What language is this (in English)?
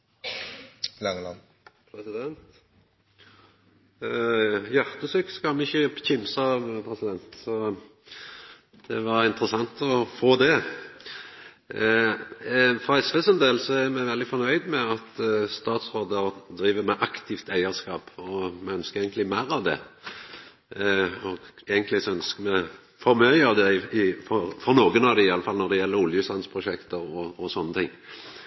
Norwegian